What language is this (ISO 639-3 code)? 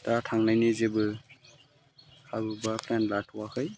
brx